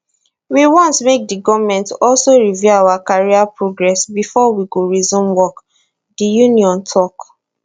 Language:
Nigerian Pidgin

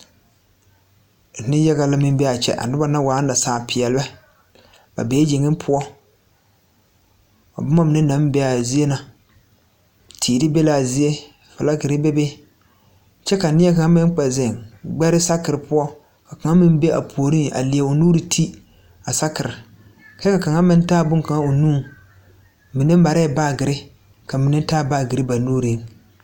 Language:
Southern Dagaare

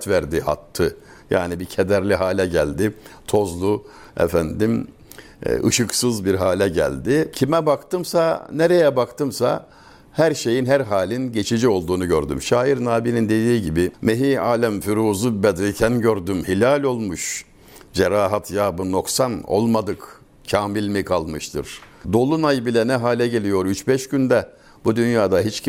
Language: Turkish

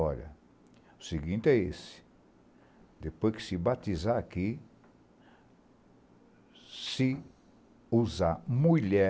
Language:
Portuguese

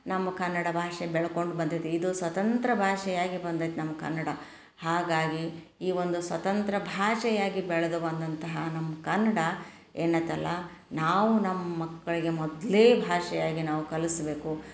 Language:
Kannada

